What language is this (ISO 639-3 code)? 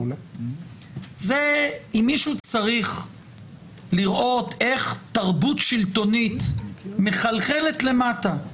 heb